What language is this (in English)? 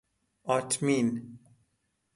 Persian